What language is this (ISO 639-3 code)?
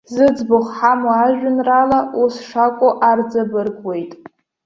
abk